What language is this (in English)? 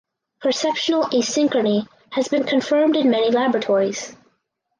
English